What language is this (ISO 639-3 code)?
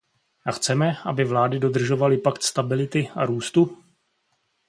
ces